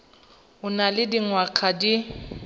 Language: Tswana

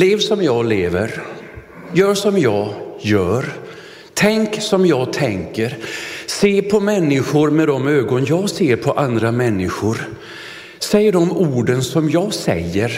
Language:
Swedish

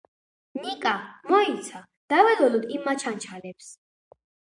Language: Georgian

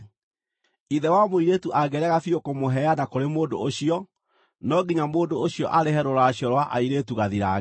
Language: Kikuyu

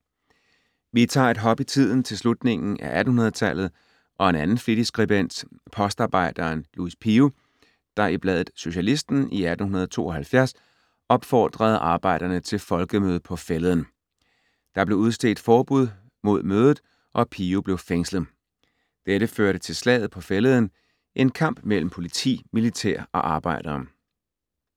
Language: Danish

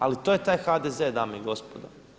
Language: Croatian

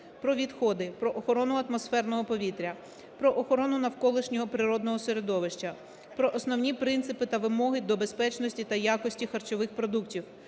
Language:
Ukrainian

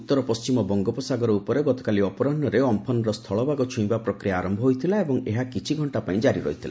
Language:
Odia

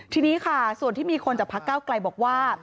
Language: Thai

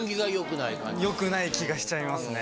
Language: Japanese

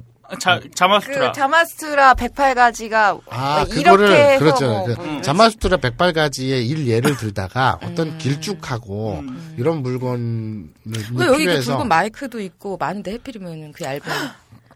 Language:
Korean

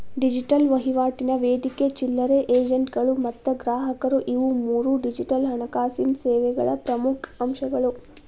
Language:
Kannada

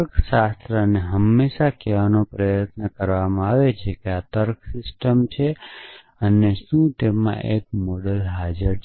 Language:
Gujarati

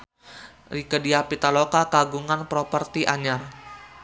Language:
Sundanese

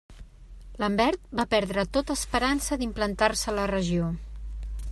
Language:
Catalan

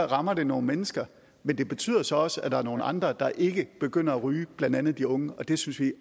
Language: Danish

